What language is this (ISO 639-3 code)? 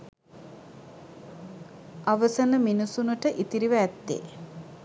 sin